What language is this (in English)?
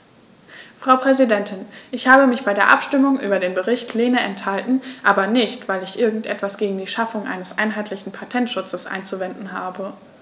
German